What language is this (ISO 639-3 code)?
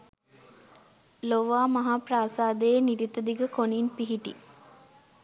sin